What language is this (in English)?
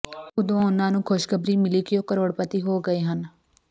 Punjabi